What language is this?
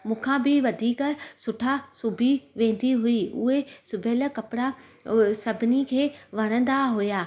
Sindhi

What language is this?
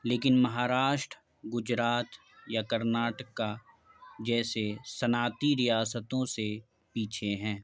Urdu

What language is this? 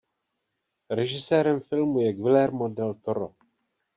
Czech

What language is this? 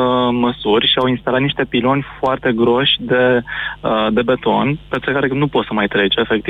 Romanian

